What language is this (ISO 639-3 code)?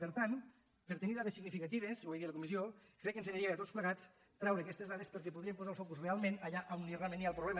cat